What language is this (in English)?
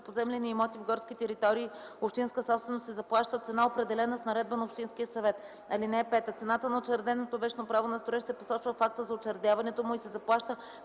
Bulgarian